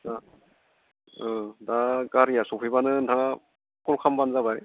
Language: Bodo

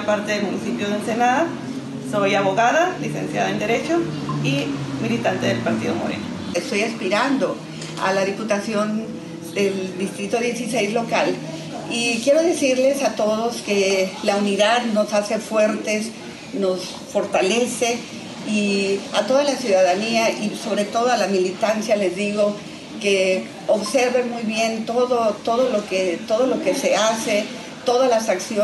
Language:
Spanish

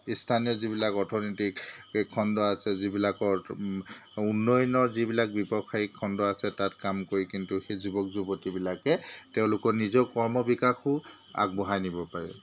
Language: Assamese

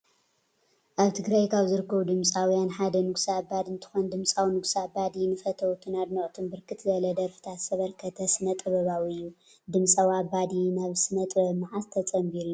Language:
Tigrinya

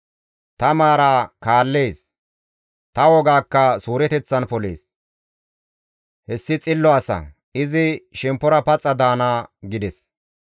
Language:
Gamo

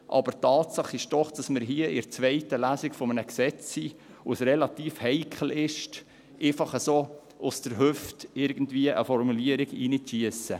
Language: Swiss German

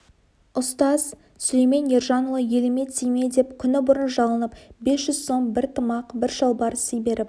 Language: Kazakh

